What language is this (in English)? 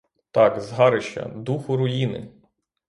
Ukrainian